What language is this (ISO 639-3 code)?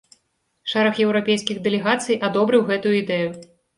bel